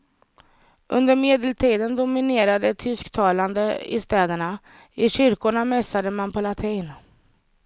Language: Swedish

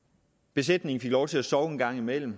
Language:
Danish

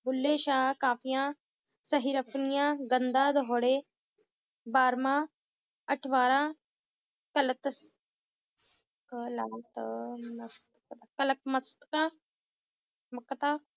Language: Punjabi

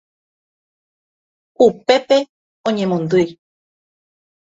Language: Guarani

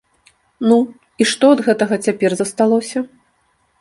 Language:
Belarusian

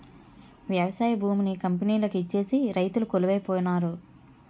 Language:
Telugu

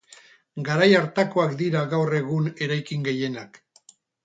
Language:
Basque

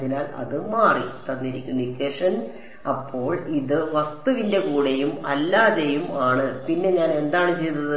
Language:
Malayalam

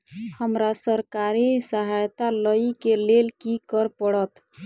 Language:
Maithili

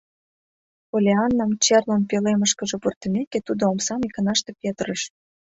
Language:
Mari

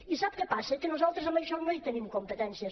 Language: Catalan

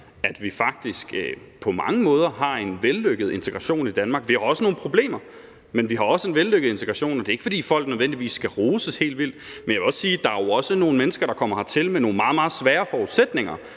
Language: Danish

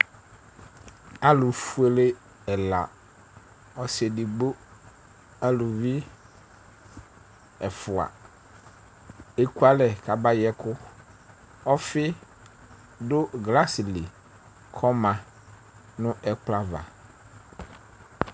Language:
Ikposo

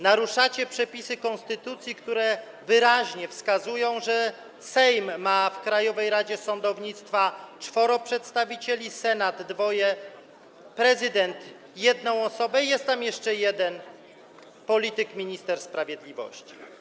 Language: Polish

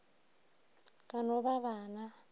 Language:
Northern Sotho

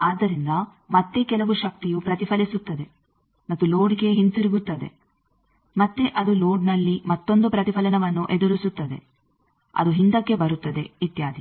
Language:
Kannada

